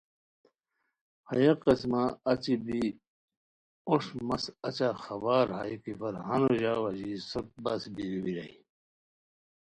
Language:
Khowar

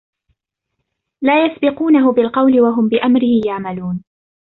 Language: Arabic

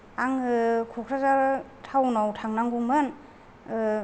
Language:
Bodo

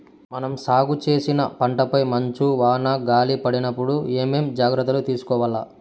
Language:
Telugu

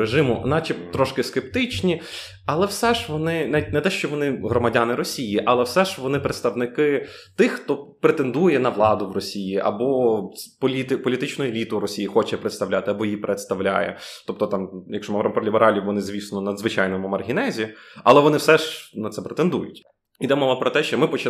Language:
Ukrainian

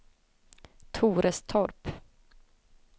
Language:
Swedish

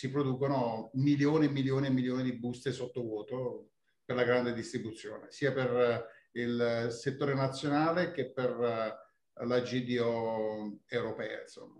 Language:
Italian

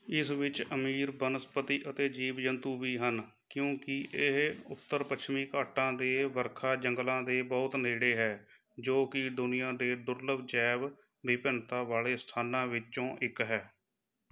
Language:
Punjabi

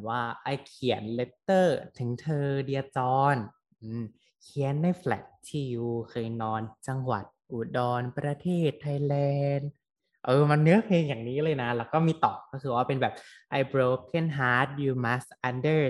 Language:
Thai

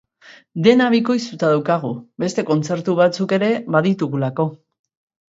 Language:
Basque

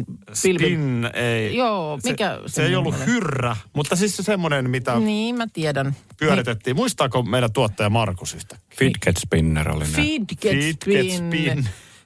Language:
Finnish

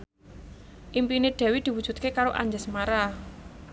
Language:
Javanese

